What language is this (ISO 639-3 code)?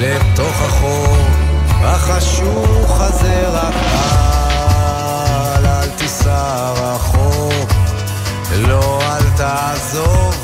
heb